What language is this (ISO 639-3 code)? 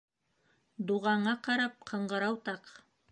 bak